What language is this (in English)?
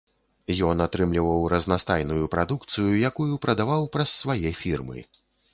Belarusian